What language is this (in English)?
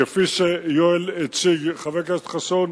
Hebrew